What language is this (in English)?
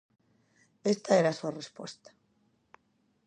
Galician